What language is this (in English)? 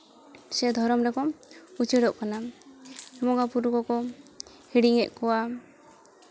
Santali